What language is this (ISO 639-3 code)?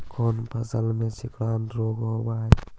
mag